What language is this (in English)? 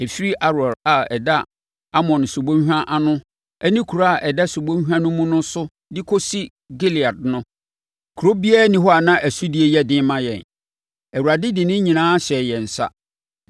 Akan